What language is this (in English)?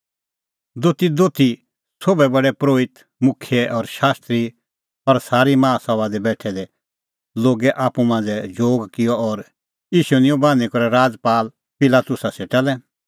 Kullu Pahari